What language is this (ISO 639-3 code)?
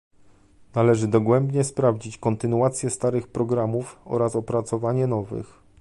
pol